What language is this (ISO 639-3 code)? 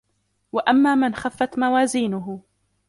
ara